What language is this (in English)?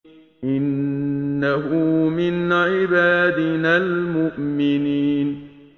Arabic